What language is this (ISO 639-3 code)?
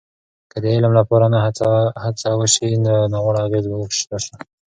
pus